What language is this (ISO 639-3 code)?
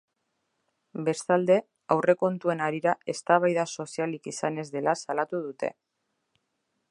eus